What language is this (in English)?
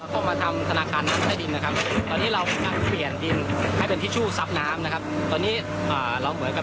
Thai